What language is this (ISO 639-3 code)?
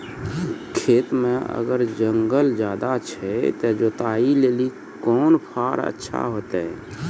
mai